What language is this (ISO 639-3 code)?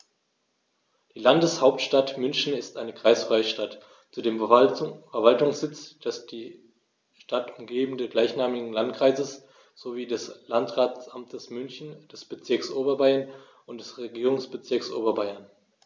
deu